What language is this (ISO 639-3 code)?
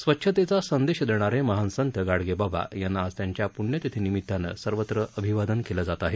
mar